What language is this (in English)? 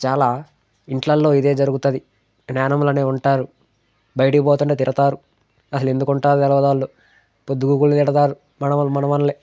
Telugu